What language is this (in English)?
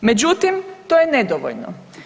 Croatian